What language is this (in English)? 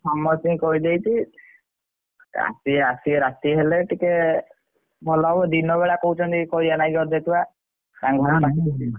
Odia